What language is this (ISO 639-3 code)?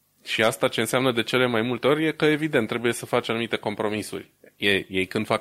ron